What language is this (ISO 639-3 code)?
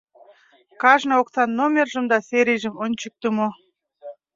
chm